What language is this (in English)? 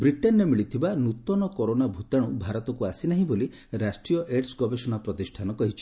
Odia